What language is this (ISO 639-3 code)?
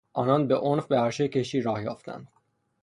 fas